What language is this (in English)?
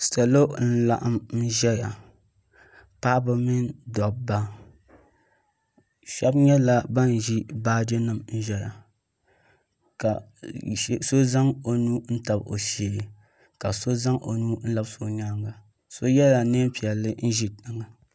Dagbani